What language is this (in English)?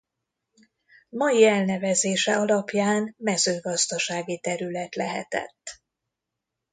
Hungarian